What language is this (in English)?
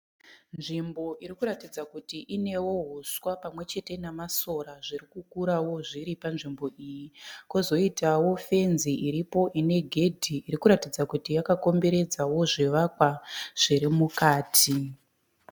Shona